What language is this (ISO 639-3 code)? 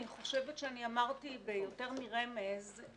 heb